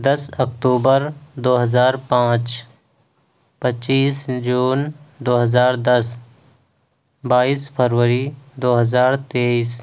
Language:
Urdu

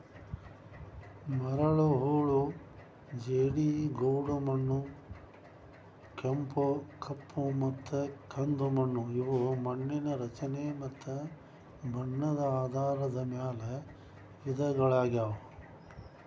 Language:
Kannada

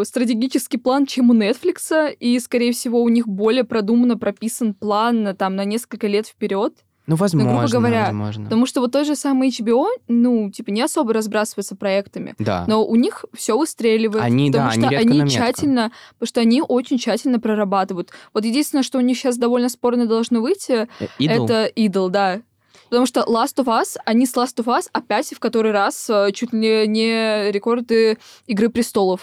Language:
Russian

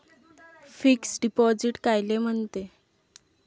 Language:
Marathi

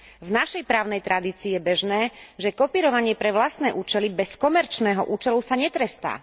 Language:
Slovak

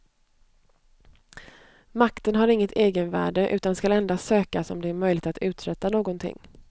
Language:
Swedish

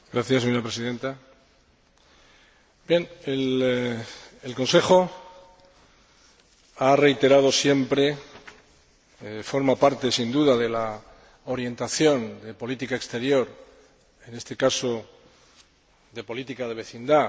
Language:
Spanish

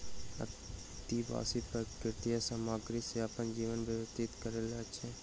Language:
Maithili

